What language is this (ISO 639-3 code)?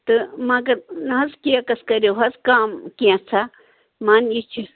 kas